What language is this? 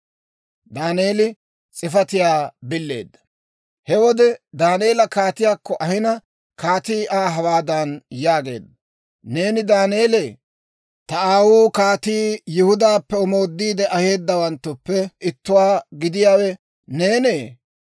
Dawro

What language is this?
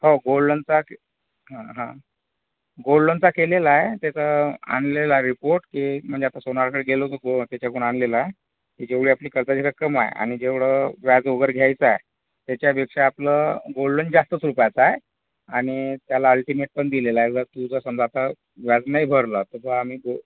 Marathi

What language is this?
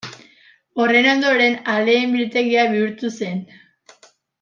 Basque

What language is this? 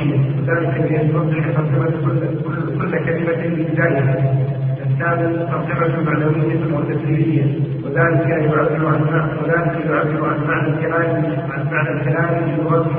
Arabic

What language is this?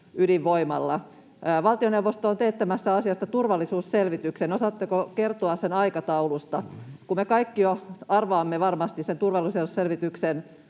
Finnish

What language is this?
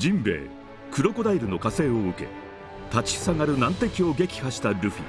Japanese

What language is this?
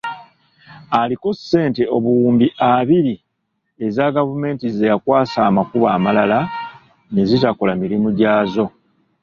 Ganda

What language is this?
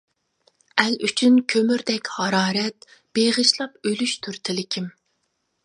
Uyghur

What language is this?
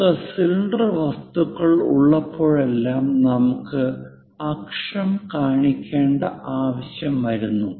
Malayalam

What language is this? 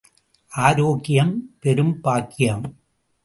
Tamil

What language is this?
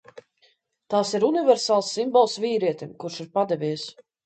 Latvian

